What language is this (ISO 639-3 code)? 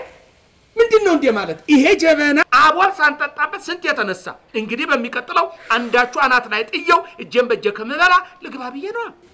ara